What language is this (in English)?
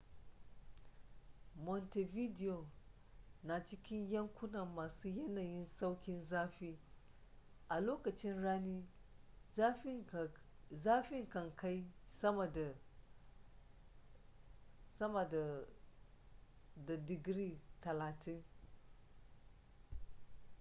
Hausa